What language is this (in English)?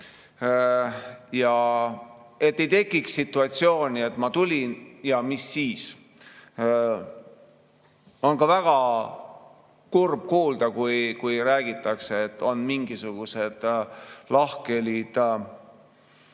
Estonian